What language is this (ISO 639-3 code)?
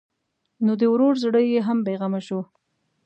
pus